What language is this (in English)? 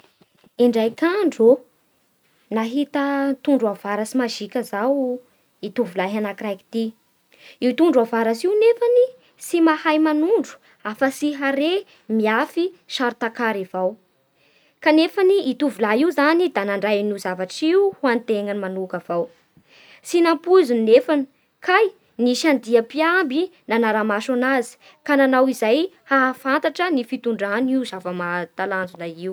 Bara Malagasy